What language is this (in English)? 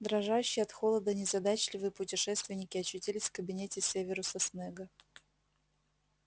Russian